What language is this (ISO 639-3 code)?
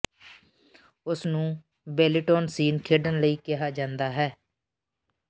pan